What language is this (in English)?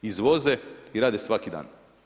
Croatian